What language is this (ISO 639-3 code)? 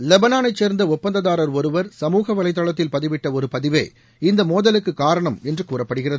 tam